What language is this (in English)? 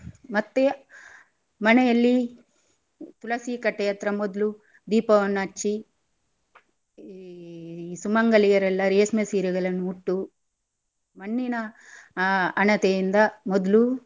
Kannada